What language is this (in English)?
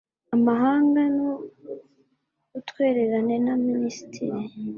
Kinyarwanda